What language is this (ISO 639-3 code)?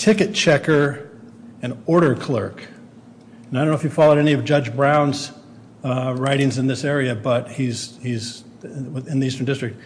eng